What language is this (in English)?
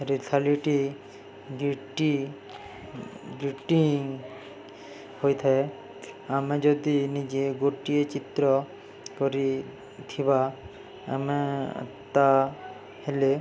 Odia